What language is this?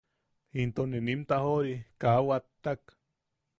Yaqui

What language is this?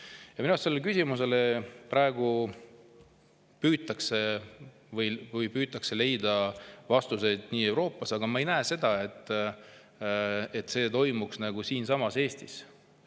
Estonian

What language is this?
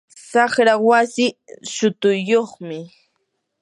Yanahuanca Pasco Quechua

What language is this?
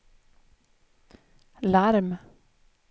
Swedish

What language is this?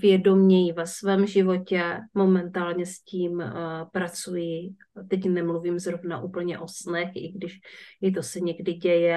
Czech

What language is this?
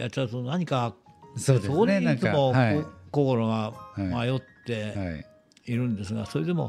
Japanese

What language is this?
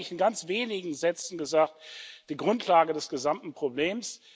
German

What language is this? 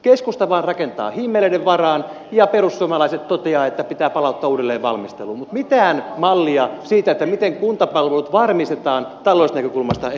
Finnish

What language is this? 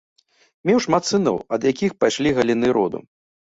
Belarusian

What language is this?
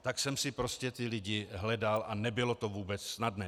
Czech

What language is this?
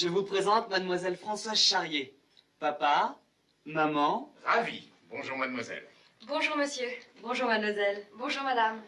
French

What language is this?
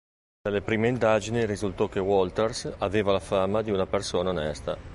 Italian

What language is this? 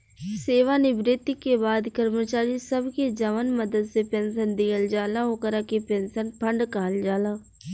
Bhojpuri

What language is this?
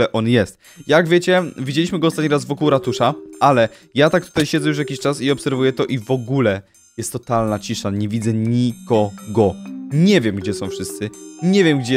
Polish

